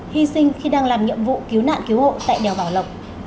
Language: Vietnamese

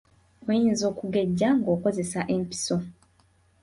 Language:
Ganda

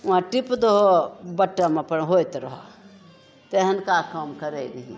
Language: Maithili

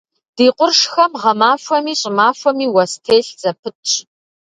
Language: Kabardian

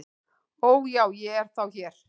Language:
Icelandic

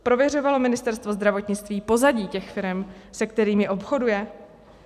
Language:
Czech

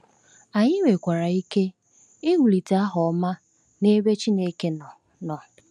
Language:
Igbo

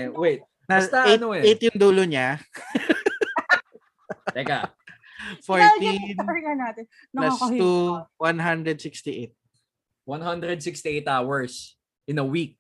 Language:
Filipino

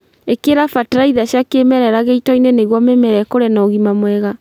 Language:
Kikuyu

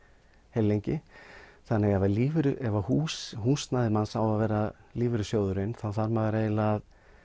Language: Icelandic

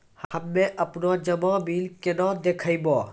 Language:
Maithili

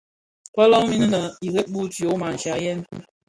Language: Bafia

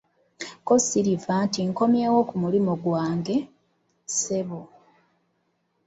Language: Ganda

